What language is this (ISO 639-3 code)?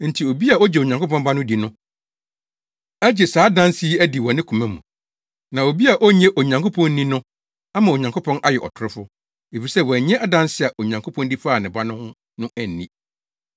aka